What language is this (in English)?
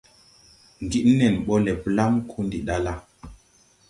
Tupuri